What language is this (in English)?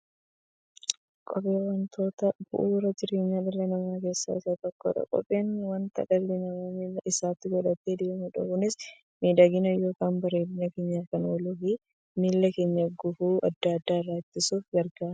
Oromo